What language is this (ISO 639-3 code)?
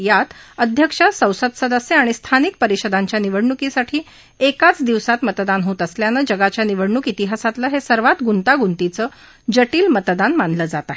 mar